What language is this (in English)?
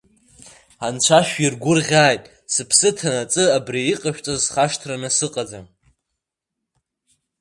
Abkhazian